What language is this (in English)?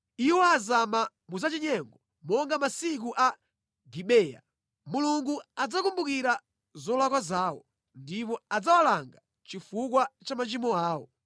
Nyanja